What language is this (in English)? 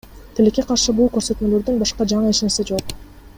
Kyrgyz